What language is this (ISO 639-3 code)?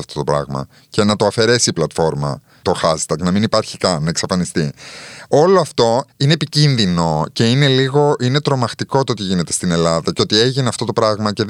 ell